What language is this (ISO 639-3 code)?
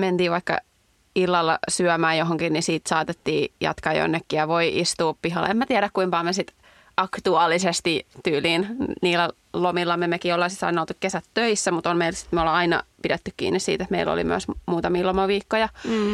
fin